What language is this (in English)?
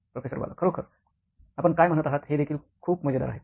Marathi